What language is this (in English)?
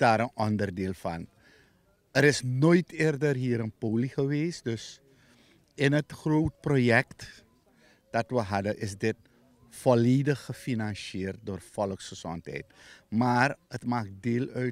Dutch